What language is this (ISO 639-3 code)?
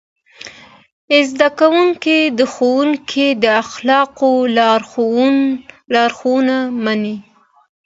pus